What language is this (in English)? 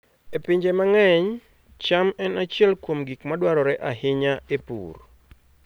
Luo (Kenya and Tanzania)